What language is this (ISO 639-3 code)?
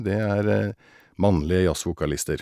nor